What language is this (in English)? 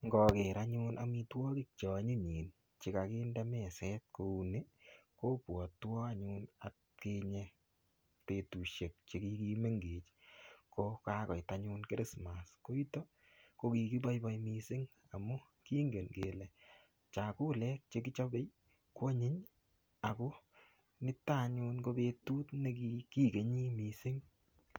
Kalenjin